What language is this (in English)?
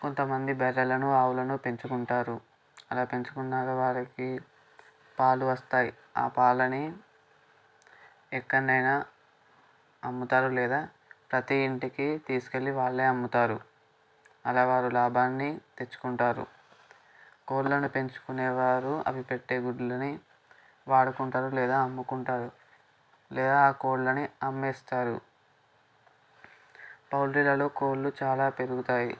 Telugu